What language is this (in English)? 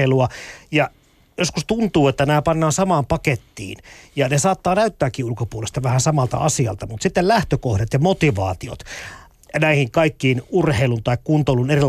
Finnish